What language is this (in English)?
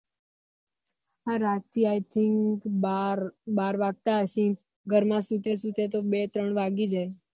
Gujarati